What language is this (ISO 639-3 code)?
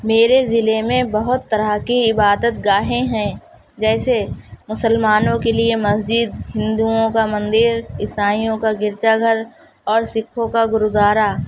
urd